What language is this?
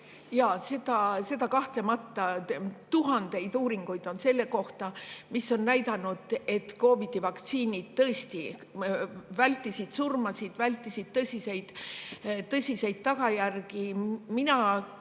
Estonian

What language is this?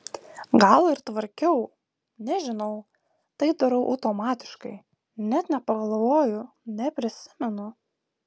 Lithuanian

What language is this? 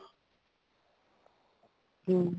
Punjabi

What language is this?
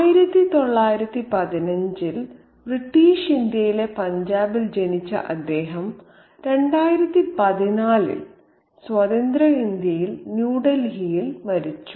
Malayalam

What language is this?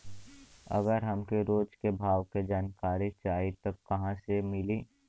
Bhojpuri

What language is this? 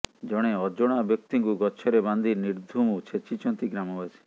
Odia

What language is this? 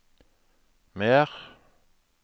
Norwegian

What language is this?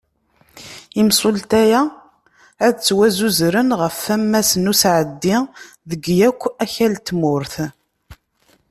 Kabyle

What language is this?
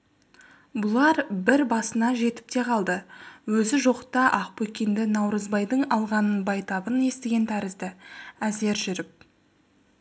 Kazakh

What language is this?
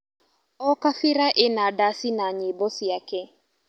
Kikuyu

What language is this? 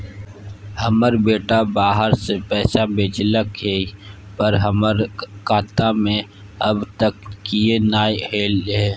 Maithili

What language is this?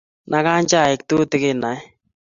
Kalenjin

